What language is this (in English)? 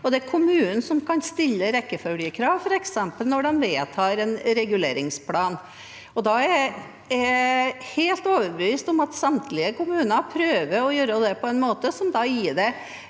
Norwegian